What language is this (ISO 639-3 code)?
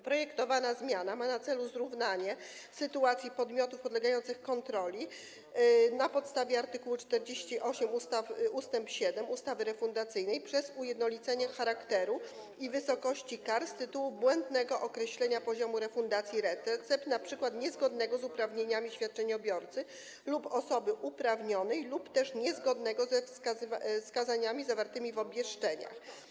pol